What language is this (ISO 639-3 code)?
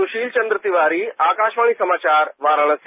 hin